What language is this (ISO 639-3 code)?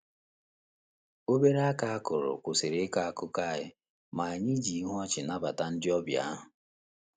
ibo